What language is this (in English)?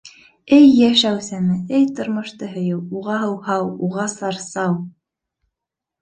Bashkir